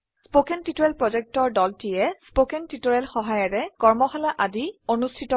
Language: Assamese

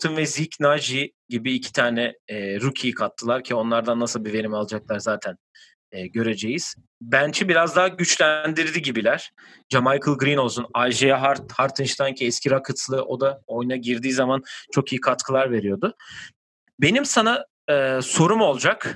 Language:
Turkish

